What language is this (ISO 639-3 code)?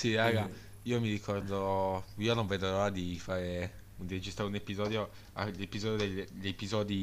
ita